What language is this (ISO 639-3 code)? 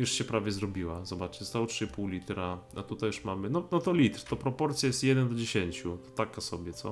pol